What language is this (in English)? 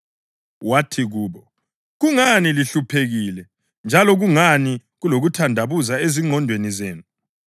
North Ndebele